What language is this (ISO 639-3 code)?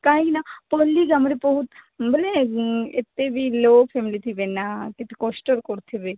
ori